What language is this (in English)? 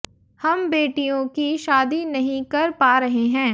Hindi